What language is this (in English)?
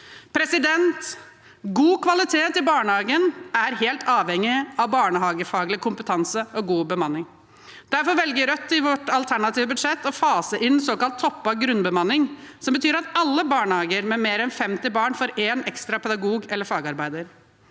Norwegian